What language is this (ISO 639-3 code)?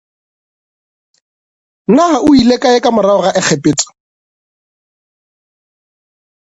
nso